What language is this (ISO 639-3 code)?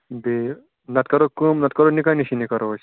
kas